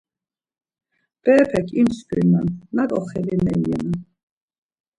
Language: Laz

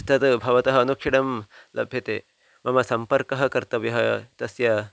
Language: Sanskrit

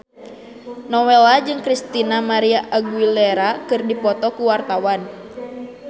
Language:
Sundanese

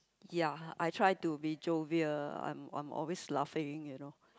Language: English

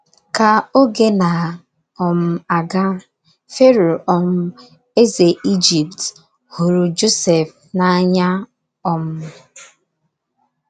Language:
Igbo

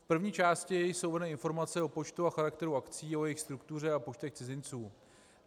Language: Czech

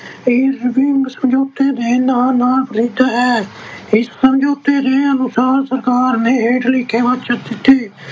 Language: Punjabi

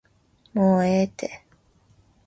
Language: Japanese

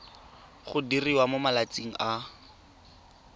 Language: Tswana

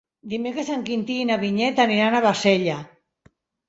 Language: Catalan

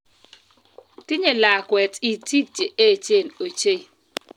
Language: Kalenjin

